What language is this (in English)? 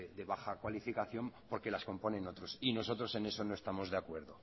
Spanish